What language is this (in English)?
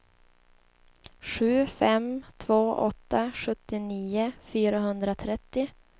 Swedish